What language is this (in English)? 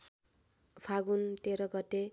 Nepali